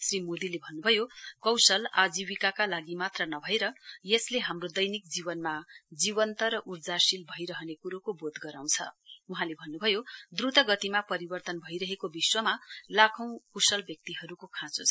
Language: Nepali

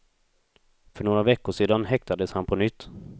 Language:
Swedish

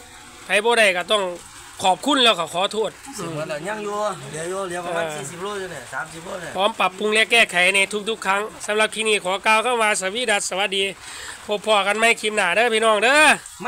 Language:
Thai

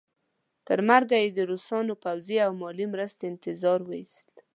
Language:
Pashto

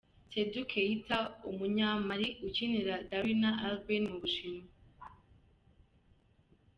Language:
Kinyarwanda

